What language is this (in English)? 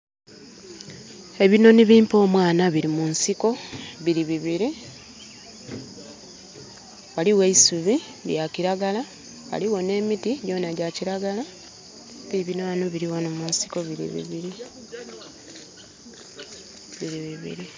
Soga